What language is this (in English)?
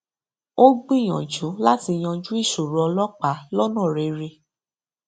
Yoruba